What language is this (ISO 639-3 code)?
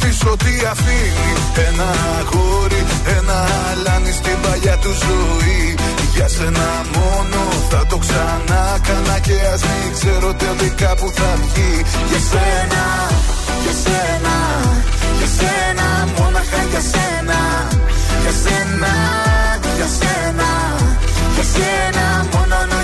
ell